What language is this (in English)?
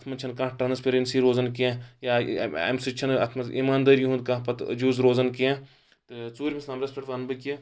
Kashmiri